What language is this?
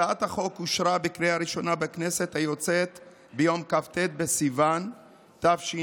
Hebrew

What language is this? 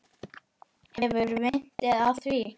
Icelandic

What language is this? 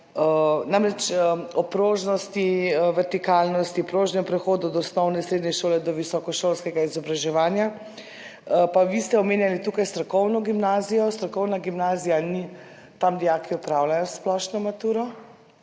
Slovenian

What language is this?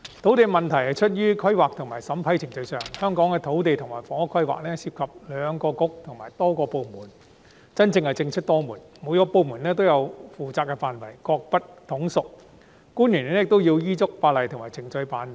Cantonese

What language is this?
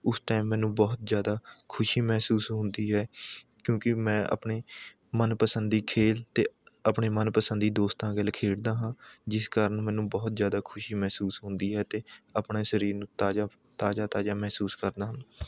Punjabi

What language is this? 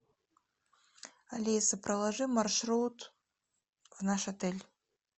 Russian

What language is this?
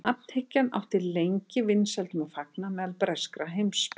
Icelandic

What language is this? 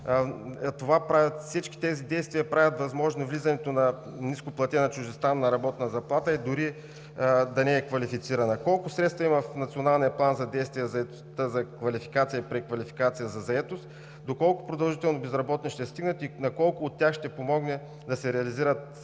Bulgarian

